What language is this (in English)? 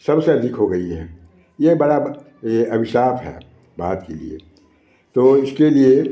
Hindi